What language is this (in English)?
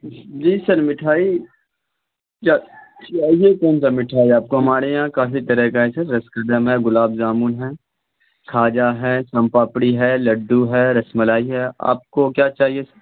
Urdu